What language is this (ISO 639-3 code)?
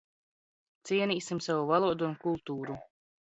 lav